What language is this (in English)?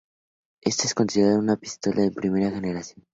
Spanish